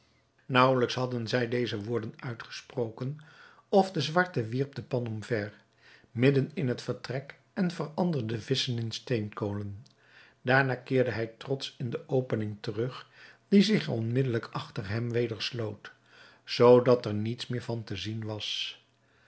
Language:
Dutch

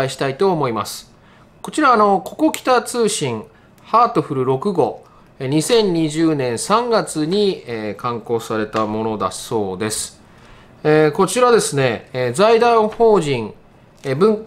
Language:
Japanese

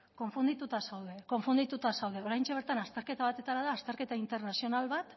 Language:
Basque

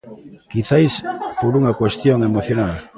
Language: Galician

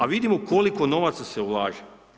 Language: Croatian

